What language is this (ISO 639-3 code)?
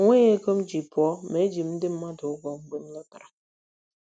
ibo